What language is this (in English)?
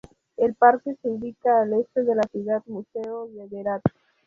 Spanish